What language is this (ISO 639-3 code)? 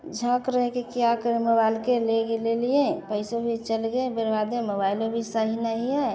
hin